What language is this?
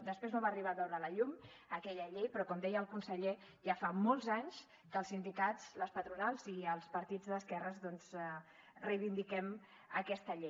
Catalan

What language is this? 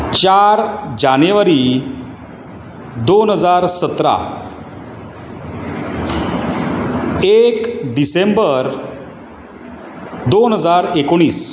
Konkani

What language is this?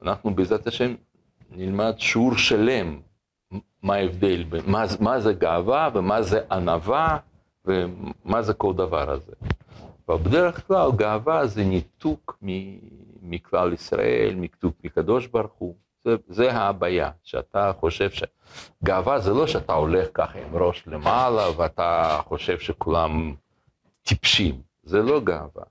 Hebrew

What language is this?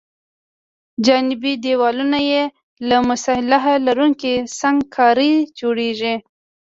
Pashto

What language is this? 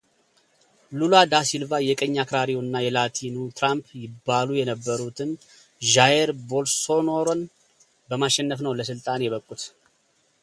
Amharic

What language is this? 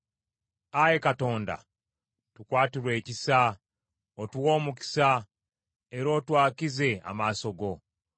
Ganda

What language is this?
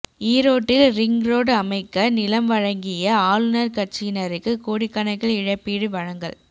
Tamil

